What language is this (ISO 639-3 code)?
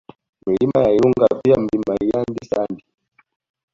swa